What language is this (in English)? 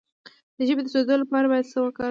Pashto